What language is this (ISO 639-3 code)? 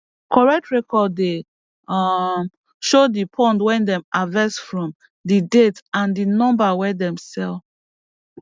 pcm